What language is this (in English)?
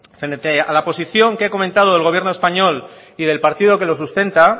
Spanish